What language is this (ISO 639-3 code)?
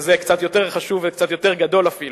heb